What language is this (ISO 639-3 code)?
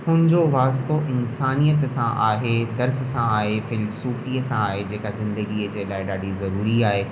snd